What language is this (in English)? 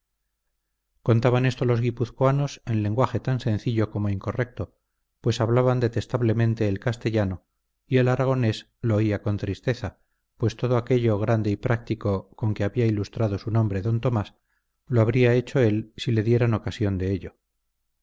Spanish